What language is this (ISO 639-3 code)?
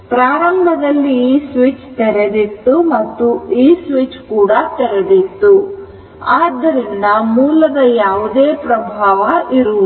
kan